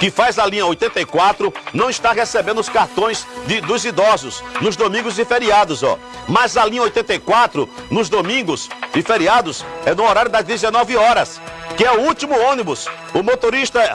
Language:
Portuguese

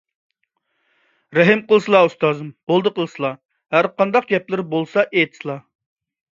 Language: Uyghur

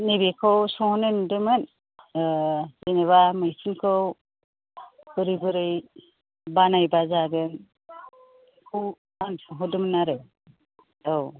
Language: Bodo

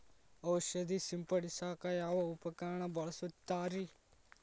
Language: Kannada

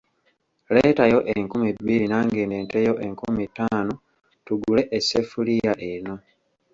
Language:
Ganda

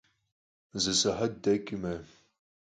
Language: Kabardian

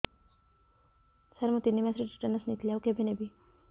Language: Odia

